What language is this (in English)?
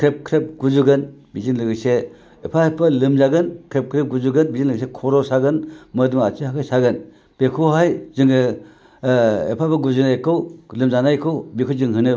Bodo